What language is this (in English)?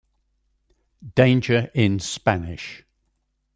English